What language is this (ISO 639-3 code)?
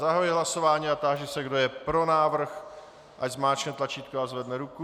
ces